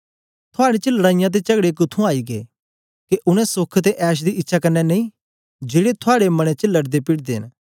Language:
Dogri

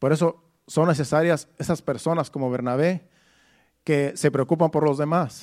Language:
Spanish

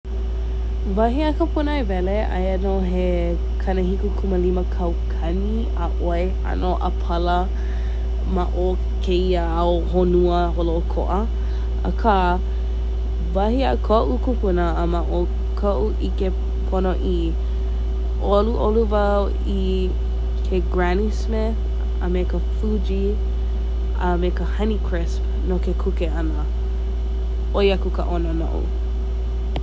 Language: Hawaiian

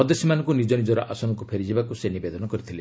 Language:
Odia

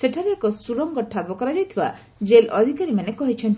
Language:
Odia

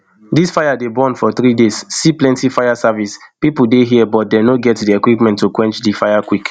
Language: Nigerian Pidgin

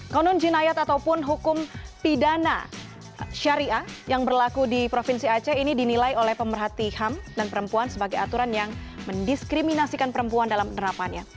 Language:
Indonesian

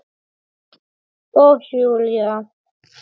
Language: Icelandic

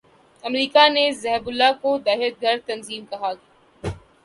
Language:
Urdu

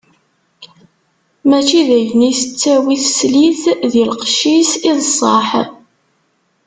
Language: Kabyle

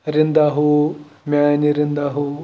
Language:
Kashmiri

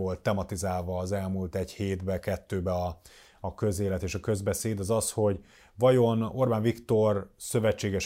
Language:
Hungarian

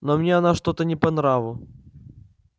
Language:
Russian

